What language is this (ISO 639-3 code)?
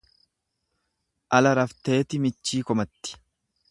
orm